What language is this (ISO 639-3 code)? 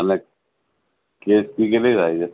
guj